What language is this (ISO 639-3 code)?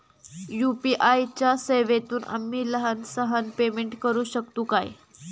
mar